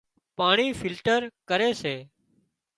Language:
Wadiyara Koli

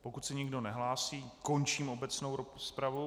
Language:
Czech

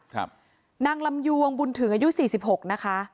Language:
Thai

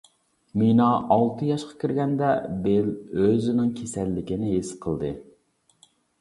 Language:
Uyghur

